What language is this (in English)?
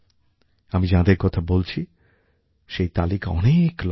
Bangla